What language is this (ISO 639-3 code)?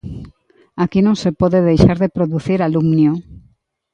glg